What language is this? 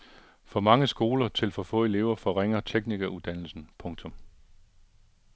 Danish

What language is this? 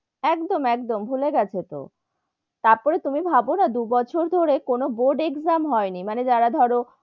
Bangla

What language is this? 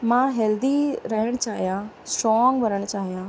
Sindhi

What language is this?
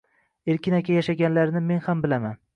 Uzbek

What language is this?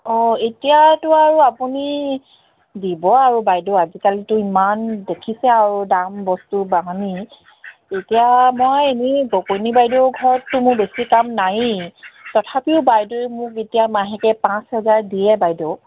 Assamese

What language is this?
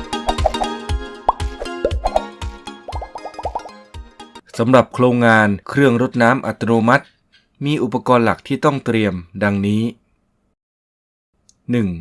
Thai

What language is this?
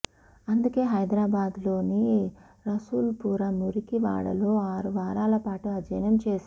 Telugu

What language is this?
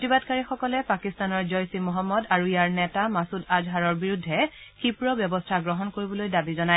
Assamese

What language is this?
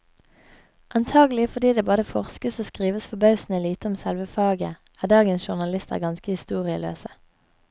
Norwegian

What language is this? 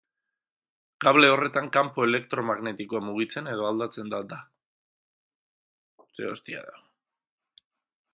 Basque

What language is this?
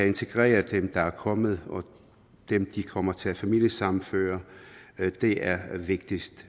Danish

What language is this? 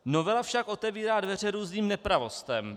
Czech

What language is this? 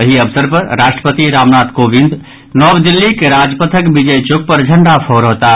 Maithili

